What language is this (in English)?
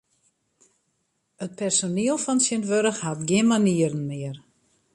Western Frisian